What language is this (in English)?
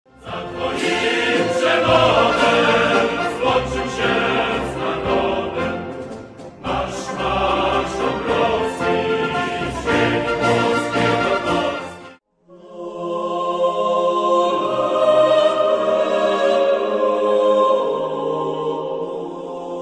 Romanian